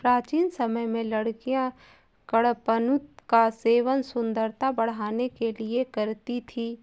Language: Hindi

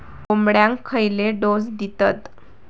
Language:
Marathi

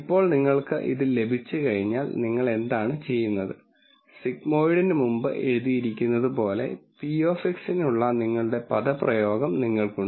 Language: Malayalam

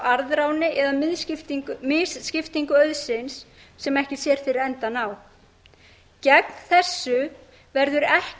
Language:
Icelandic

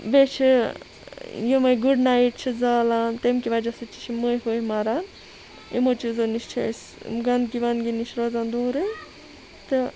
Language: Kashmiri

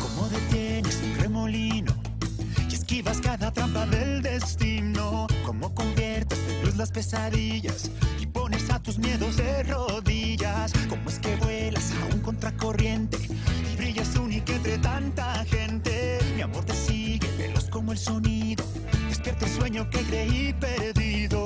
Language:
Polish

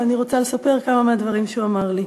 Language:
Hebrew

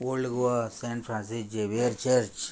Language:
Konkani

